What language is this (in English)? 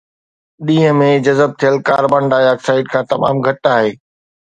Sindhi